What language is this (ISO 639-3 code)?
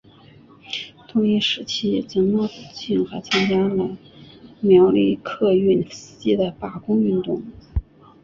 zho